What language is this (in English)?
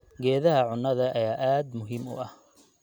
Somali